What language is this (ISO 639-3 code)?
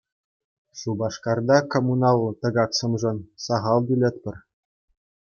chv